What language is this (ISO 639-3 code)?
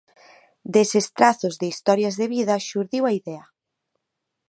glg